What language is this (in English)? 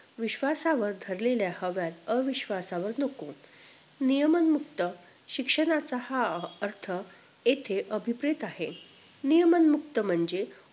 Marathi